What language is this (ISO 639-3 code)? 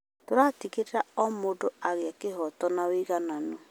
kik